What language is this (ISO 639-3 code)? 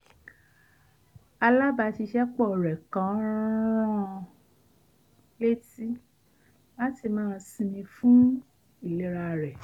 yor